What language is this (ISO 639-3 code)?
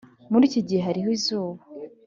kin